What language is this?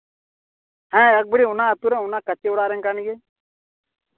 Santali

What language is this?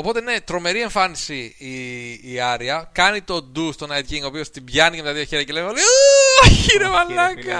Greek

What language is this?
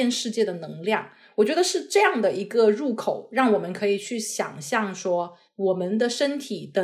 Chinese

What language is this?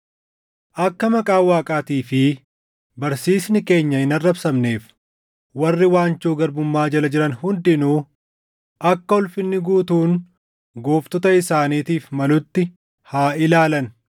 Oromo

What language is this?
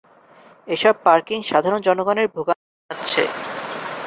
Bangla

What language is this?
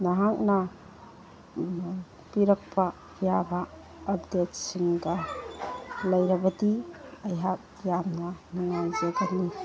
Manipuri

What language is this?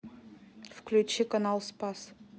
Russian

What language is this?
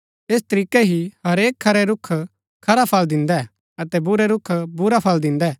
Gaddi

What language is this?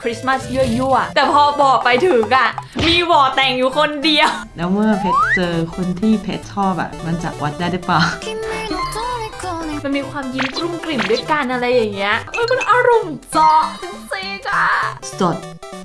Thai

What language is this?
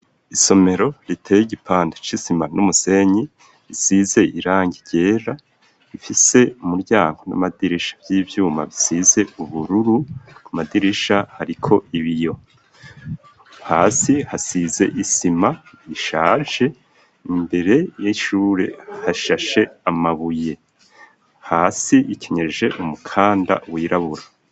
Rundi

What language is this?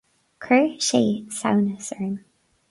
Irish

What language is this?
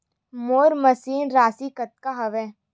Chhattisgarhi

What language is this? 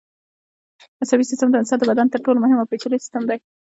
Pashto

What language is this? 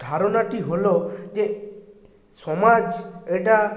Bangla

